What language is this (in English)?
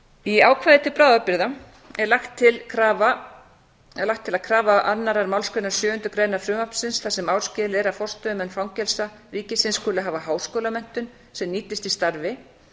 Icelandic